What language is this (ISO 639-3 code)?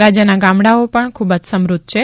guj